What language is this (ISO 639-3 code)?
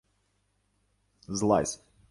ukr